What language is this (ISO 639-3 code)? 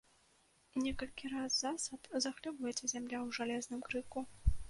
bel